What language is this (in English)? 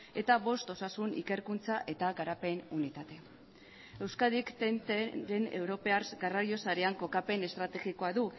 Basque